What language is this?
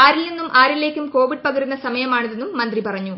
Malayalam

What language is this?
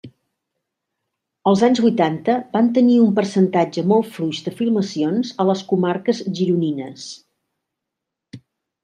Catalan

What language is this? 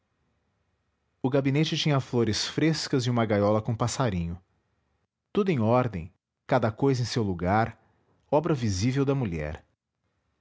Portuguese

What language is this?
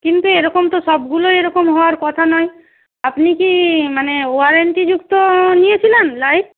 Bangla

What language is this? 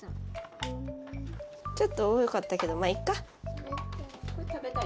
Japanese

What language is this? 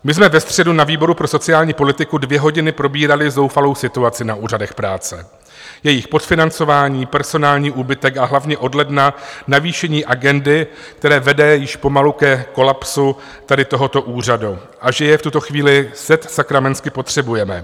Czech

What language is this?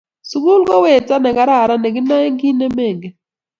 Kalenjin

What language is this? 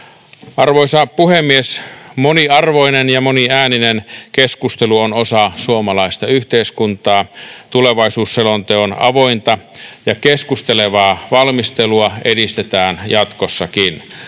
Finnish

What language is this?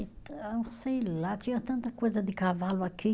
Portuguese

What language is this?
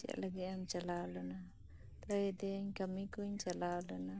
Santali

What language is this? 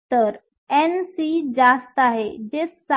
Marathi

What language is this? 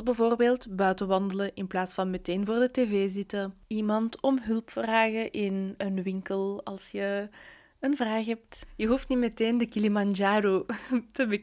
Dutch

